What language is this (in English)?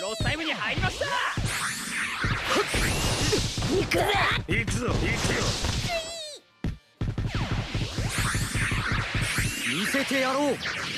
Japanese